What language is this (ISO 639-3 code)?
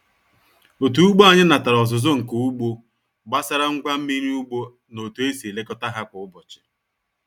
ibo